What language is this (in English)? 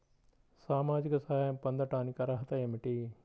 Telugu